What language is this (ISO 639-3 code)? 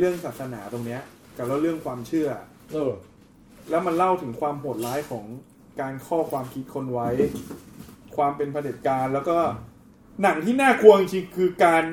tha